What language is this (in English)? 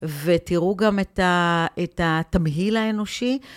Hebrew